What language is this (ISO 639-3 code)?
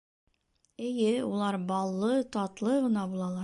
bak